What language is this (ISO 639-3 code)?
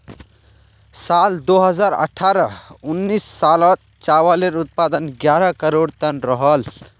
mag